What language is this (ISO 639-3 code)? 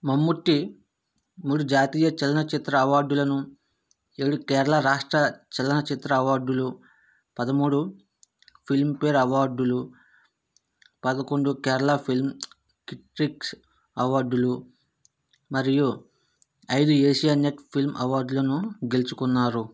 tel